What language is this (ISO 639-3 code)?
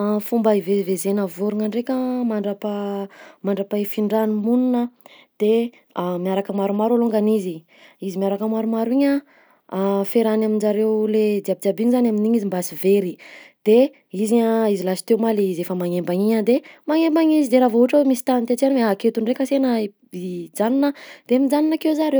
bzc